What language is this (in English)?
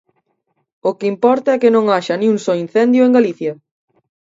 Galician